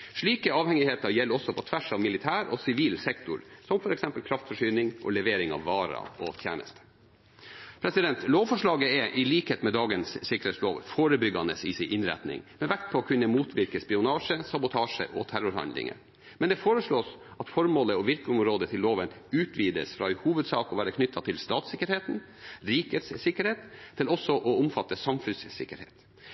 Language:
Norwegian Bokmål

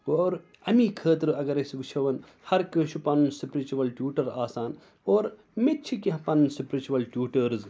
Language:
Kashmiri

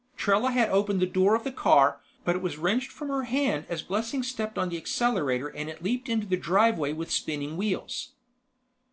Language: English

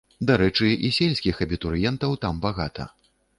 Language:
Belarusian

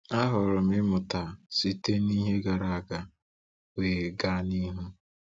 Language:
Igbo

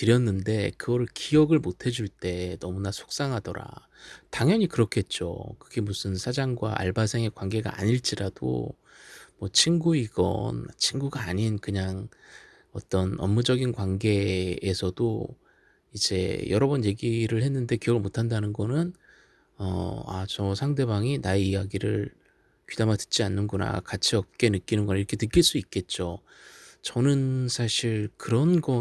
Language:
Korean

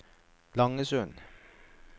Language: Norwegian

